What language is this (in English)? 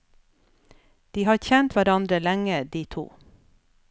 Norwegian